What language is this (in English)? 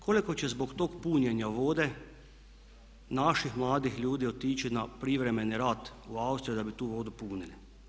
Croatian